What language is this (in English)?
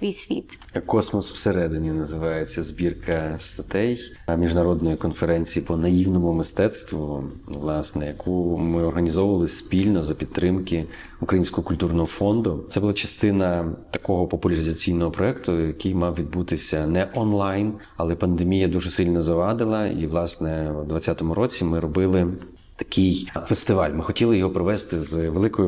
Ukrainian